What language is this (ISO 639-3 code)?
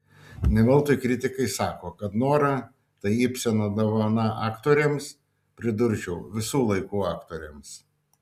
lit